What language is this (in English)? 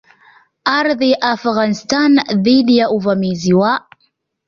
Swahili